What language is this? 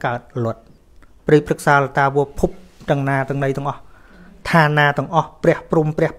Thai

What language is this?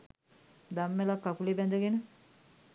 Sinhala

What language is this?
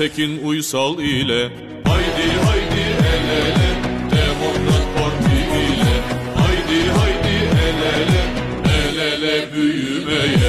Turkish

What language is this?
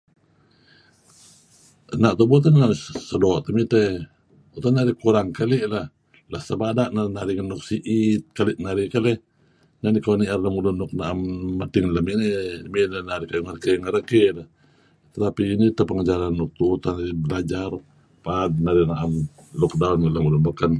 Kelabit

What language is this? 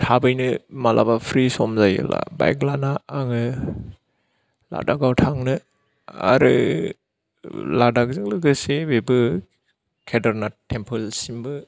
Bodo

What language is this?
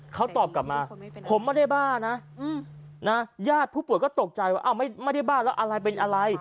Thai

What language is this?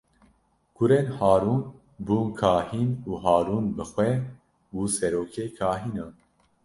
Kurdish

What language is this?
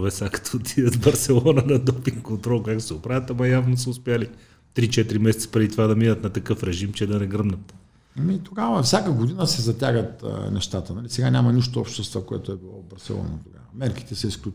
Bulgarian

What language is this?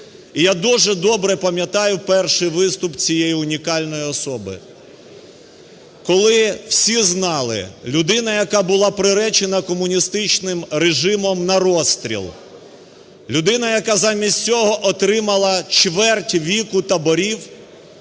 Ukrainian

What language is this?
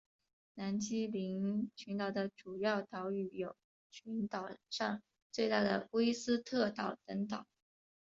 Chinese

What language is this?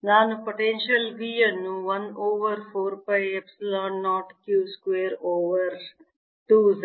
Kannada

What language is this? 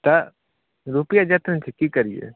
Maithili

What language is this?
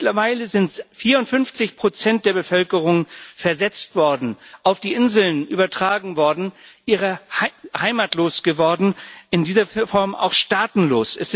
German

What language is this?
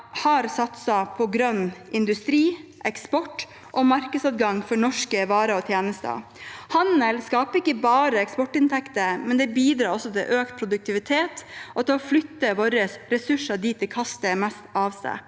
Norwegian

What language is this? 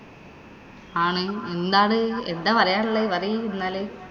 Malayalam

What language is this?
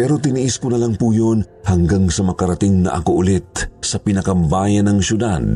Filipino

